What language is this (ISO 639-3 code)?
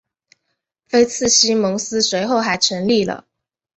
zho